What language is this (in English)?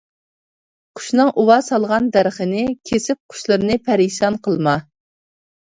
Uyghur